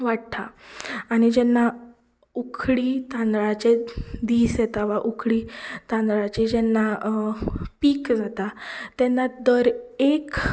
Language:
Konkani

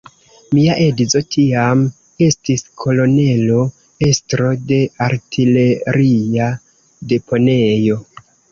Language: Esperanto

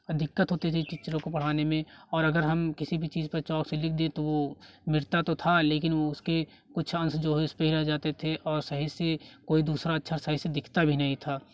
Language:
Hindi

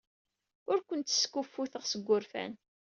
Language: Kabyle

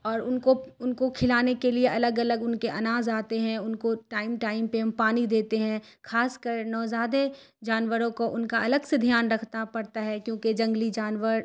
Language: Urdu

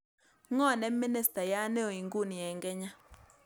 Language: Kalenjin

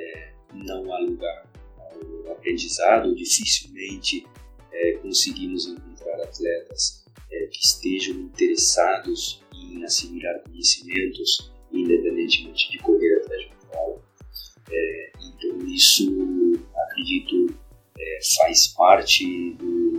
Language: Portuguese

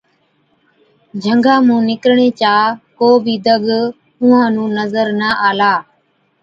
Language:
Od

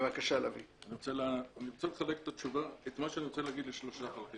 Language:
Hebrew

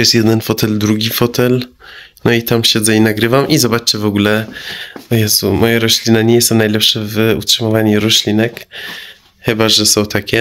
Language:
Polish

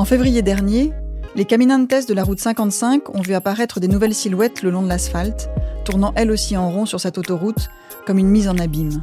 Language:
French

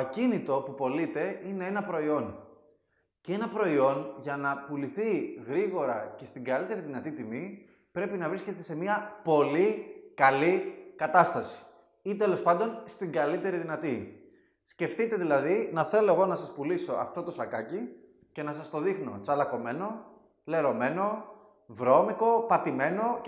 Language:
Greek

